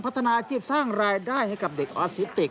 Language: Thai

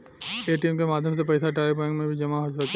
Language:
Bhojpuri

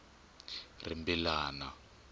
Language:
Tsonga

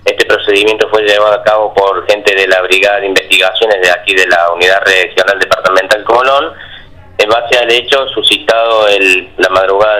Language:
Spanish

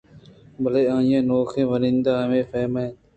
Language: Eastern Balochi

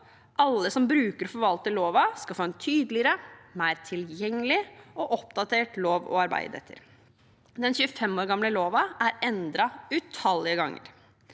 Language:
Norwegian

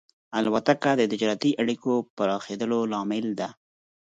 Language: Pashto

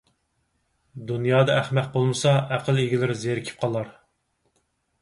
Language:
Uyghur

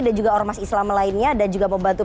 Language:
Indonesian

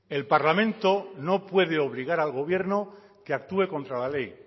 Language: Spanish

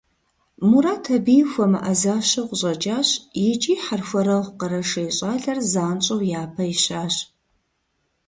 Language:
Kabardian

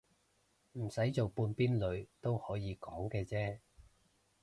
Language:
Cantonese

